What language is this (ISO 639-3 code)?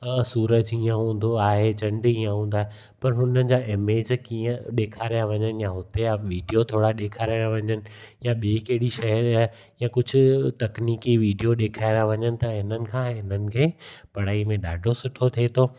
snd